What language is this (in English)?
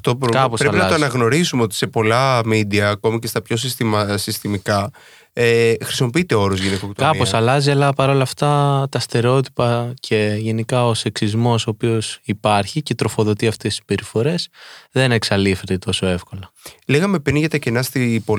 Greek